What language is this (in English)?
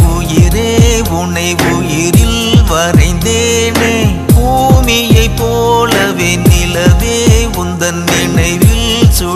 Thai